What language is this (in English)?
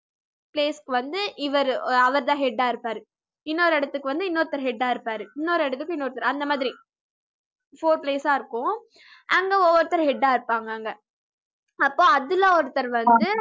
Tamil